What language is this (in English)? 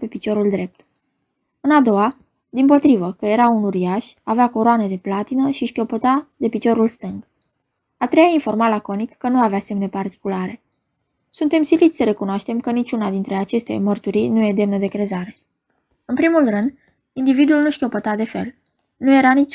Romanian